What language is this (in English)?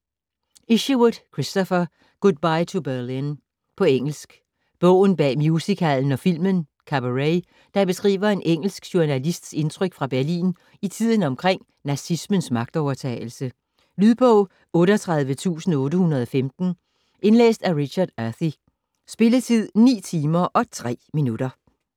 Danish